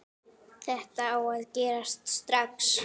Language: Icelandic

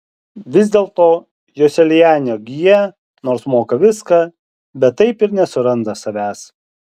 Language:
Lithuanian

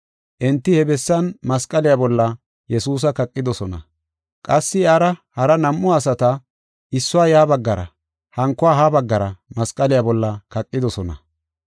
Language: Gofa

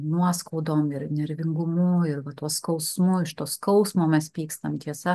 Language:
Lithuanian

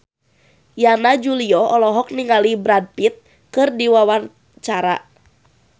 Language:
Sundanese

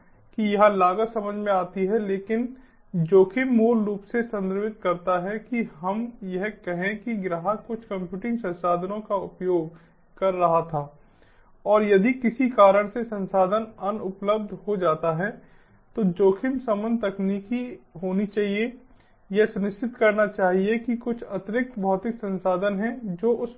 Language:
Hindi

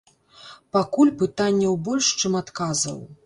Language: Belarusian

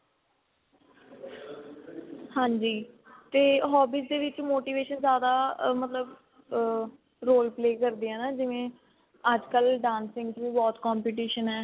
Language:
Punjabi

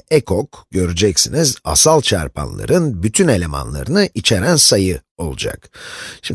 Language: Turkish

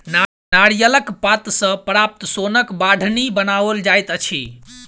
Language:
Maithili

